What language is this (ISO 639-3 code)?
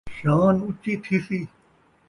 skr